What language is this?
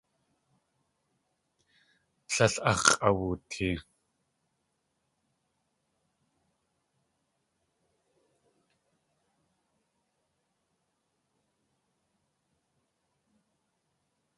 Tlingit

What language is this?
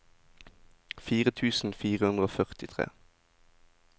Norwegian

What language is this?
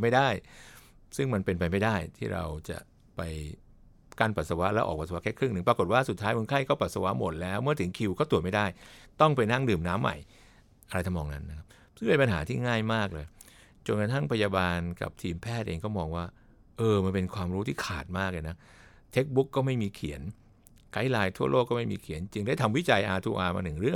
Thai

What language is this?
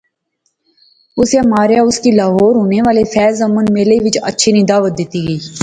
Pahari-Potwari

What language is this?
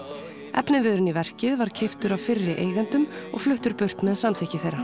Icelandic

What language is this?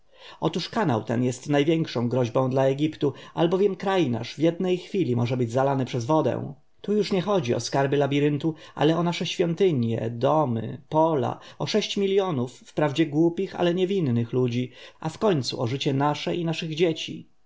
Polish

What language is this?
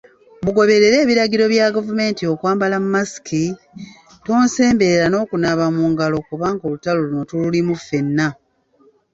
Ganda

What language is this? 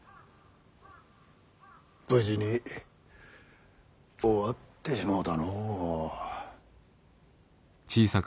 Japanese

